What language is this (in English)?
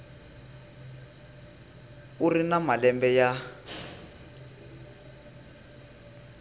Tsonga